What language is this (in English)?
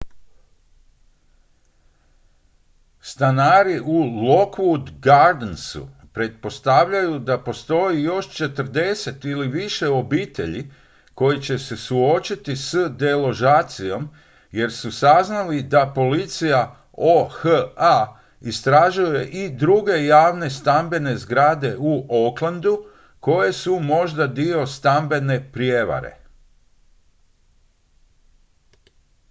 Croatian